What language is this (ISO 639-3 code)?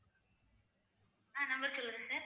tam